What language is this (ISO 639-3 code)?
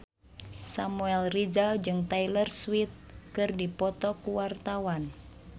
sun